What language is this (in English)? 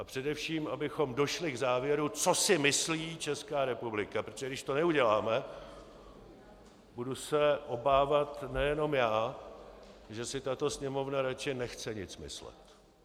Czech